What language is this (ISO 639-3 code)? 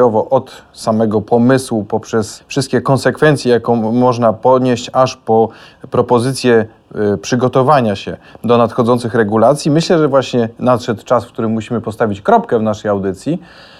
pol